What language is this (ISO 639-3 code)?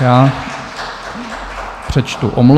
ces